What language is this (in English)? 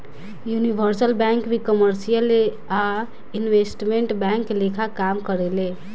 Bhojpuri